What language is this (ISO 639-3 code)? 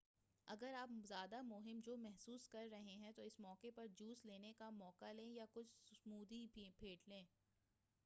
urd